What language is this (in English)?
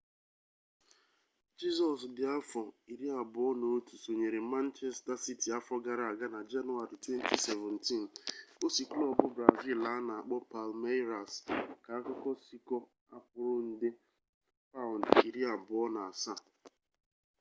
Igbo